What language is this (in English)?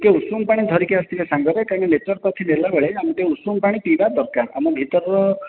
Odia